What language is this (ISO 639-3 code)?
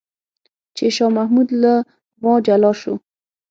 pus